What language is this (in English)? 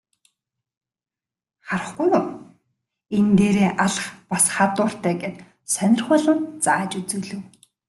Mongolian